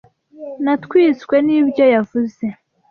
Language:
Kinyarwanda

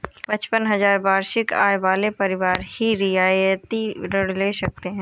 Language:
Hindi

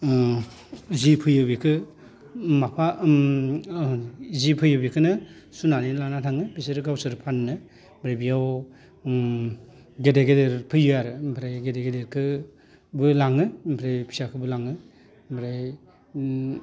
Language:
Bodo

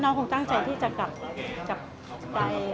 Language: Thai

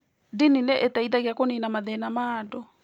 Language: Kikuyu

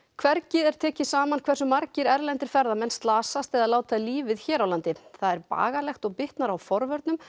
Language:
Icelandic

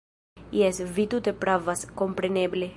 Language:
Esperanto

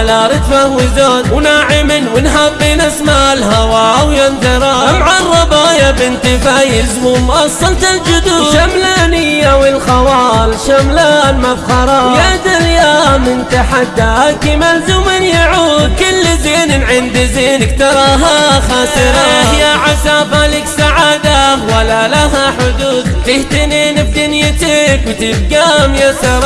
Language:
Arabic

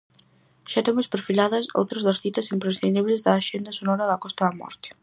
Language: Galician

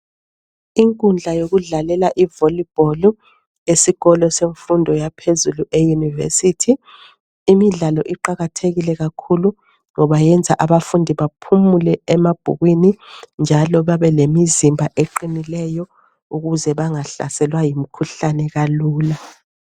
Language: North Ndebele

